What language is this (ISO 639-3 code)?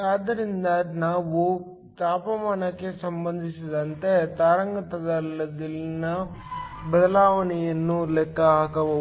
kan